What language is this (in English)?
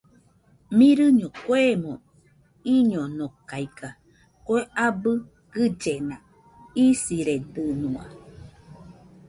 Nüpode Huitoto